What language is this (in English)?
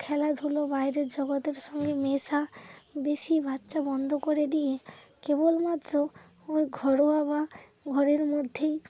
Bangla